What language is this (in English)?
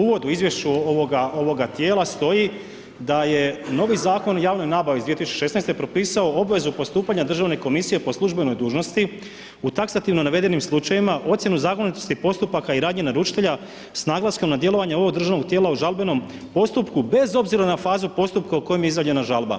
Croatian